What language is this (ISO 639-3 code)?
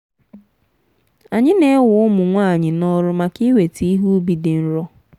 ibo